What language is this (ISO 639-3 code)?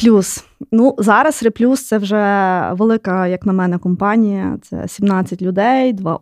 ukr